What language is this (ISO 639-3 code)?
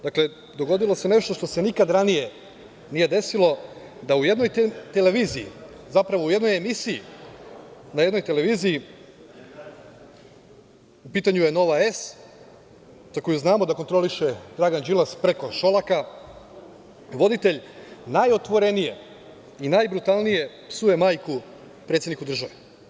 srp